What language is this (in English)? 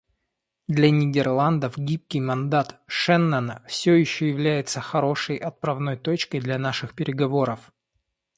Russian